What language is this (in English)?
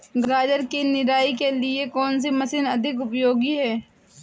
Hindi